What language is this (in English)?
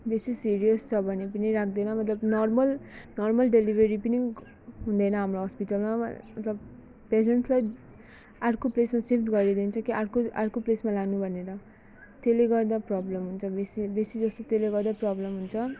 Nepali